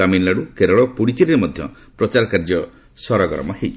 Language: Odia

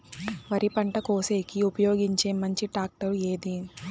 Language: Telugu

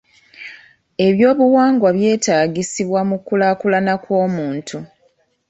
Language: Ganda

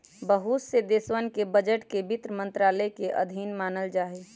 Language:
Magahi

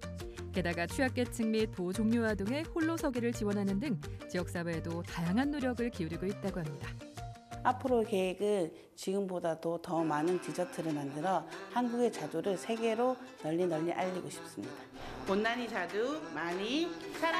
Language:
Korean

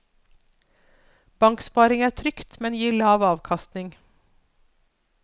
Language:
Norwegian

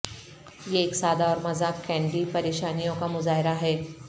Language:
Urdu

